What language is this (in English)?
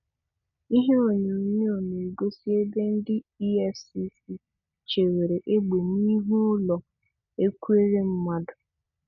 Igbo